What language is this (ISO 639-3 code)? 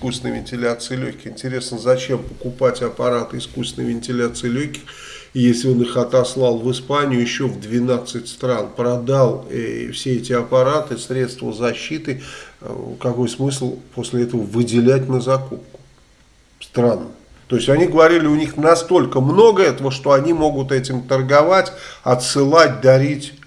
rus